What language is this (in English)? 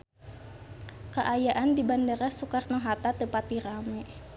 Sundanese